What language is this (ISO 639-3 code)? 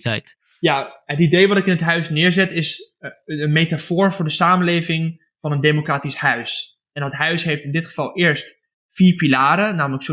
nld